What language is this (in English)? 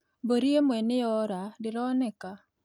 Kikuyu